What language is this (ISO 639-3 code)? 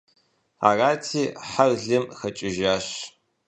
kbd